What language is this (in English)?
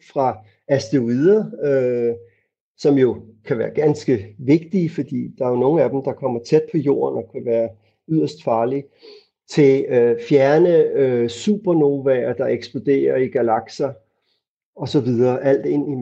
Danish